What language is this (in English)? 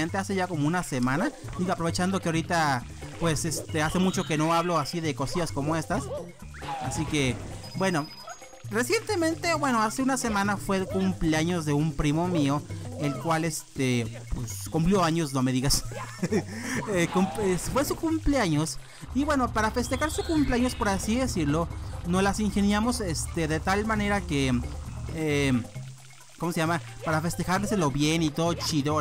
Spanish